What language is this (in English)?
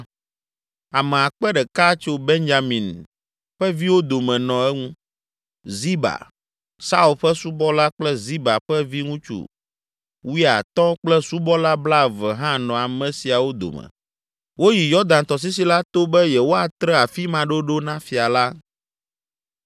Ewe